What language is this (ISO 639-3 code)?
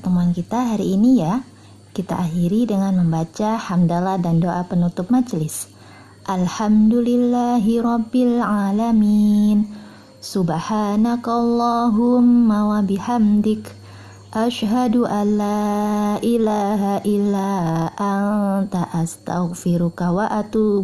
ind